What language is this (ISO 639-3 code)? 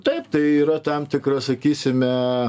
lit